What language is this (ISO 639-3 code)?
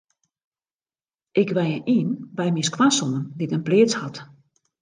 fry